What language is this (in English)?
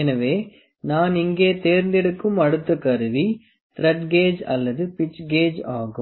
Tamil